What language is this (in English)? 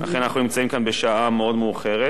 Hebrew